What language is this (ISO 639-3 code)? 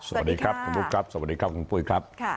tha